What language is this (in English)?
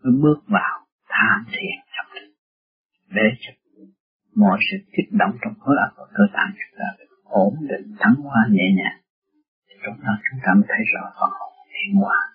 Vietnamese